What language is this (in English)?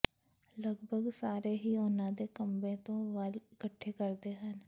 Punjabi